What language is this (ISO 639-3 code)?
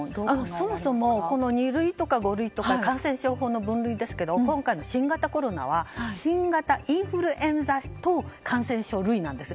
jpn